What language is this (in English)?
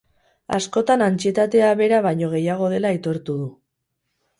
Basque